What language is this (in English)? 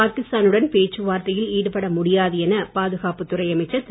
Tamil